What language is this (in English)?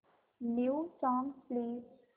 Marathi